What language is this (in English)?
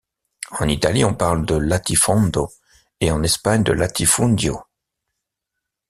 French